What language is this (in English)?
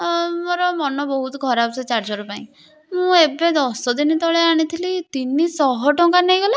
Odia